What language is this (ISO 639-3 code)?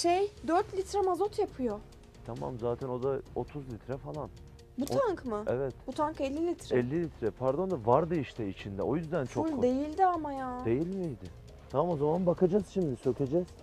tur